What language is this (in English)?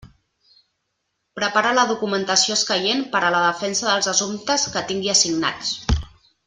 Catalan